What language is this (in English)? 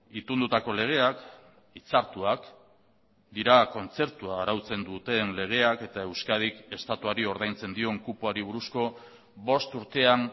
Basque